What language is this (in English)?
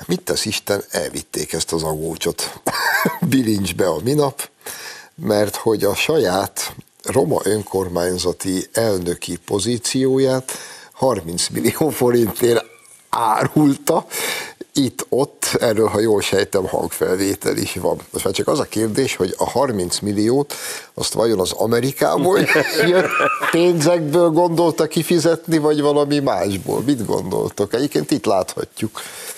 Hungarian